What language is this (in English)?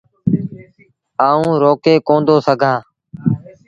Sindhi Bhil